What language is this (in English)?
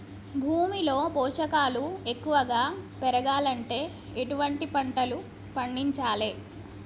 Telugu